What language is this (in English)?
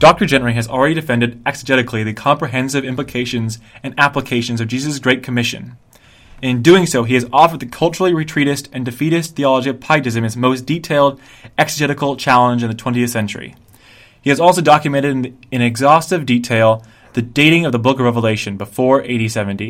English